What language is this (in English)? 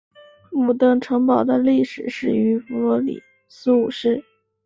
Chinese